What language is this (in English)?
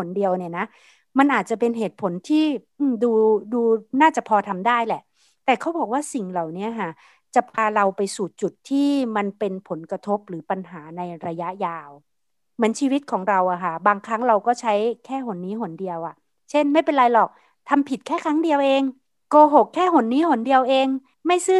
Thai